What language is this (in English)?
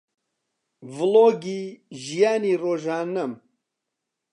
Central Kurdish